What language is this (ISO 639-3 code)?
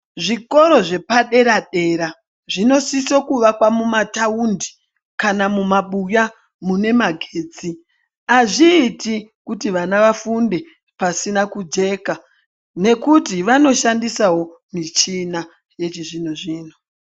ndc